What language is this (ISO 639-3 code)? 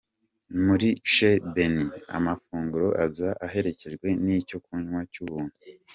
kin